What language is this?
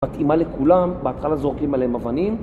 Hebrew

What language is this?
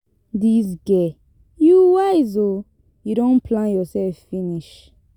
Nigerian Pidgin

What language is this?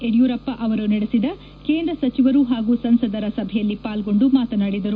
Kannada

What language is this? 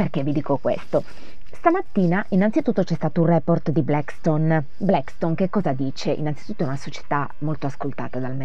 Italian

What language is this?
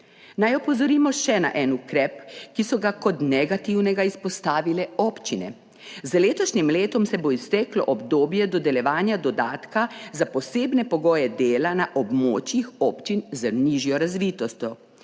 Slovenian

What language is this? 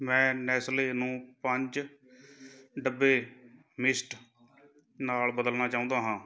Punjabi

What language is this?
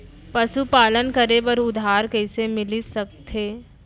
Chhattisgarhi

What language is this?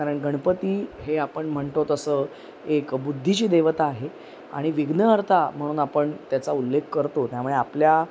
Marathi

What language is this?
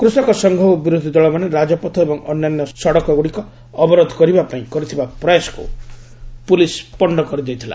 Odia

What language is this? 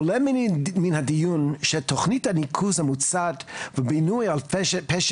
Hebrew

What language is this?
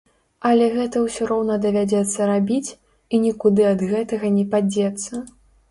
Belarusian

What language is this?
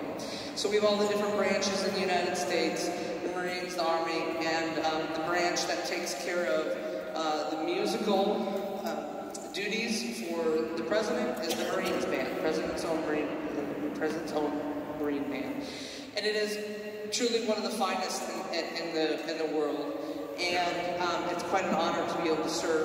English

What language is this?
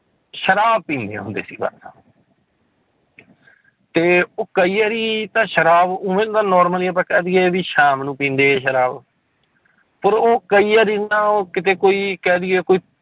Punjabi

